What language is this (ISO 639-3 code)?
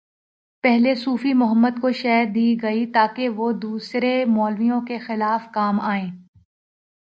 urd